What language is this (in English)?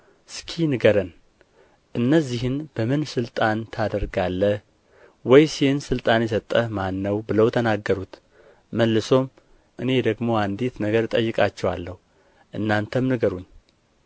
Amharic